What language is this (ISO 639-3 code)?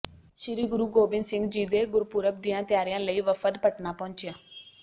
pan